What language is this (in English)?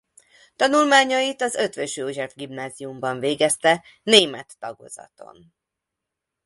Hungarian